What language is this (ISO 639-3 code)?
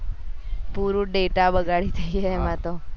guj